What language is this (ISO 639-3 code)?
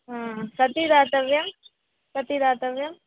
san